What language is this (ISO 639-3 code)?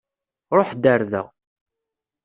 kab